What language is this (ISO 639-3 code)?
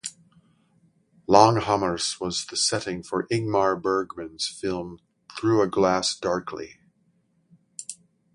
eng